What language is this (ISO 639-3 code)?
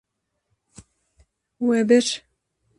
kur